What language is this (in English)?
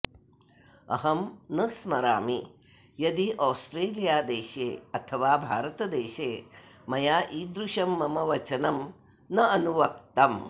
Sanskrit